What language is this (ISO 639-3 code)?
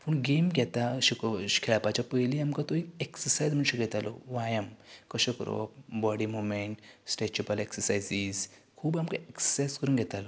kok